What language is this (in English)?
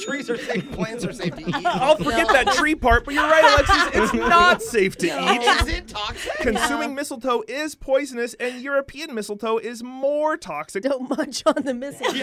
English